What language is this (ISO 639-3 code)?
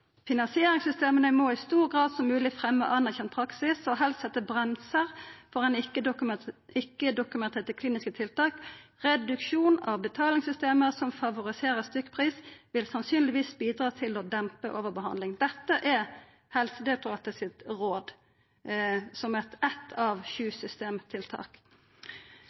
nno